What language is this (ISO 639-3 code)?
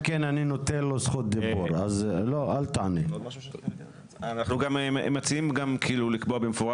heb